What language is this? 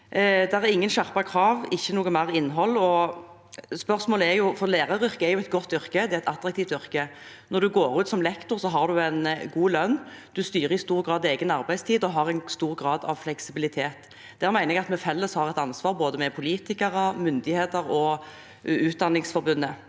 Norwegian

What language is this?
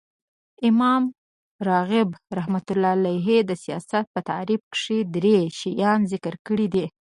Pashto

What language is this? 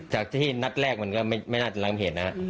Thai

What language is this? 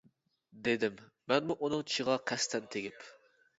Uyghur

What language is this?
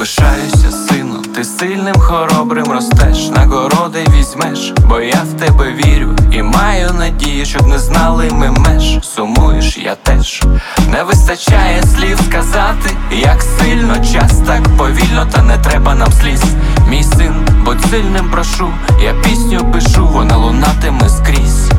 Ukrainian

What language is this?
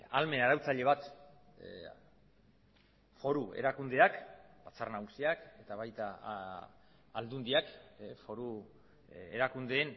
Basque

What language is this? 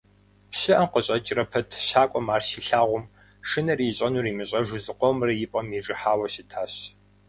Kabardian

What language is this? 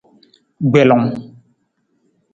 Nawdm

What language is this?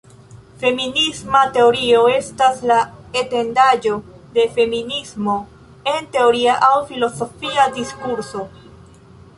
Esperanto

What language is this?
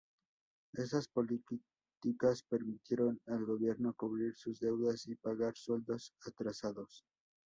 Spanish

